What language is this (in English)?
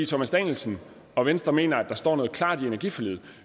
Danish